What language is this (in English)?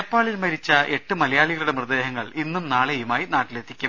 Malayalam